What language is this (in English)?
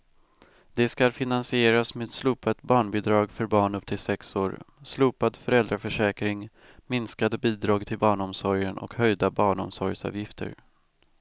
Swedish